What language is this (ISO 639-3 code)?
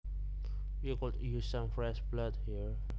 jav